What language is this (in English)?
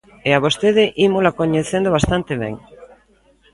Galician